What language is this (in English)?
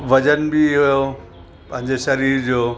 Sindhi